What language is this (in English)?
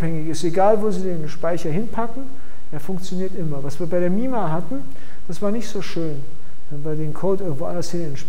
German